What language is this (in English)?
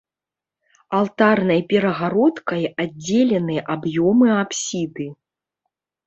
Belarusian